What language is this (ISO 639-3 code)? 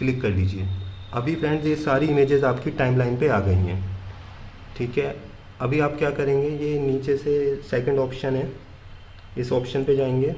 hin